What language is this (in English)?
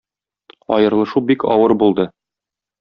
Tatar